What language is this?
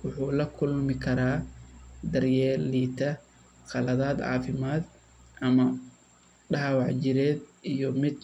Somali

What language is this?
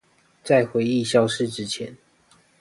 Chinese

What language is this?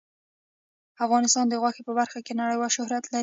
Pashto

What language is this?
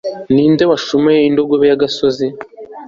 Kinyarwanda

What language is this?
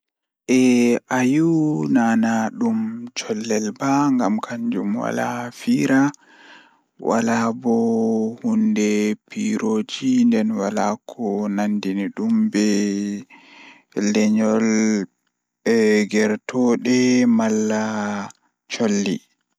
Fula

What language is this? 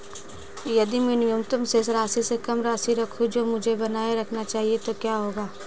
Hindi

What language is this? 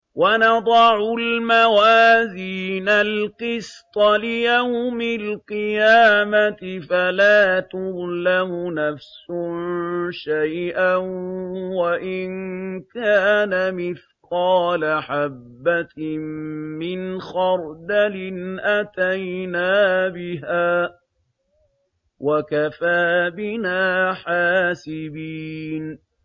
Arabic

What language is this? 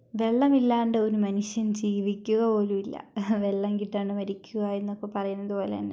Malayalam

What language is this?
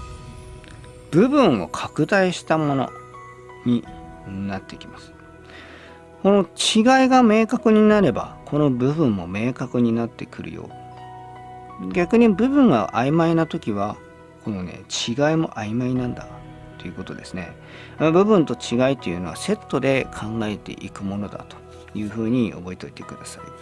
Japanese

